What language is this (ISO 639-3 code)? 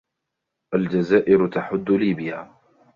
ara